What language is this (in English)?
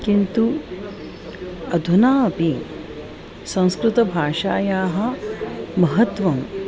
Sanskrit